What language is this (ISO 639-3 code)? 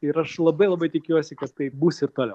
lit